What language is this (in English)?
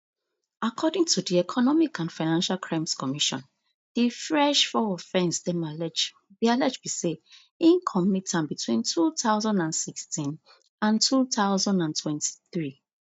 Nigerian Pidgin